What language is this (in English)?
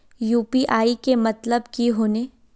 Magahi